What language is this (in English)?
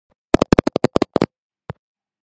Georgian